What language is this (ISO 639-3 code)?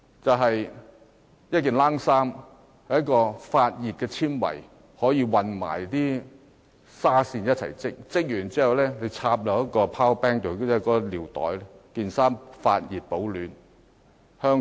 yue